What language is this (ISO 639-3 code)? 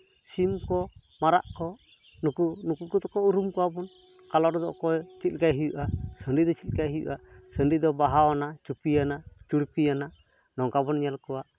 sat